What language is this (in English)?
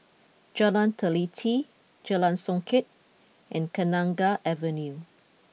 English